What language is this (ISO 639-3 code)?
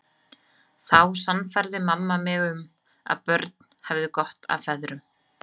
isl